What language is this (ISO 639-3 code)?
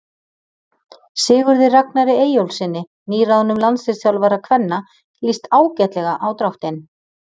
isl